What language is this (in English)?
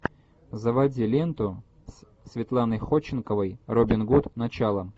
Russian